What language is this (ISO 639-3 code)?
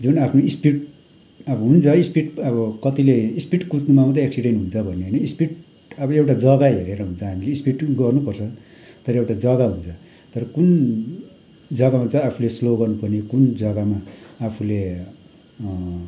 nep